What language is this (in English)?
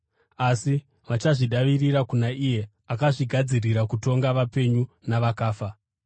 Shona